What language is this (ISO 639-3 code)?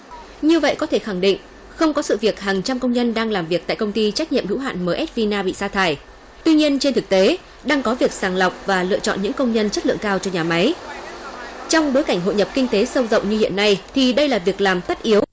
vie